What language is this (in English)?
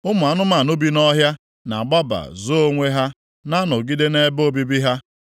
Igbo